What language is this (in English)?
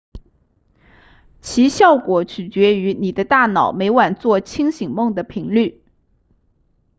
Chinese